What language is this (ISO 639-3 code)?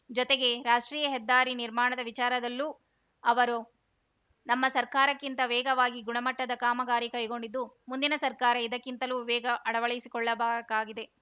kan